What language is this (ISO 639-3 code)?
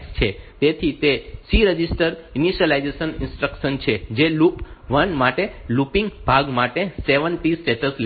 guj